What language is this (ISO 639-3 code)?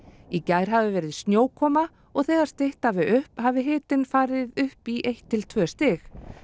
isl